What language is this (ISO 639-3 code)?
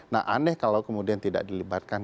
ind